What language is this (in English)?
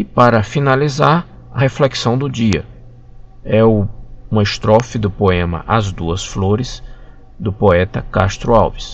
Portuguese